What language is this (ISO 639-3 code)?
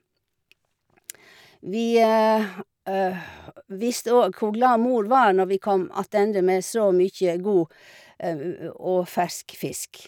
nor